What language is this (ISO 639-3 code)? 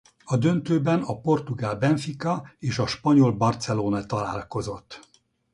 hun